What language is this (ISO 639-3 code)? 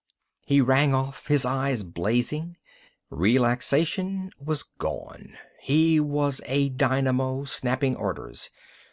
eng